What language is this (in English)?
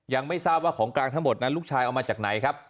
Thai